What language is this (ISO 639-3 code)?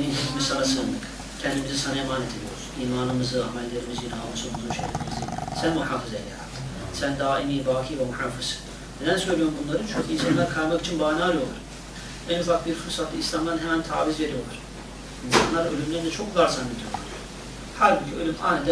tur